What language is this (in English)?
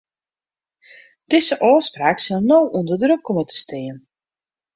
Western Frisian